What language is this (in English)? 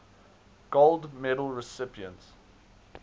English